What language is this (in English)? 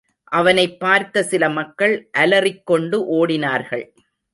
Tamil